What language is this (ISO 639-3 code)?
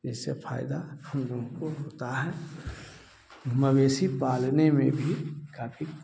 hin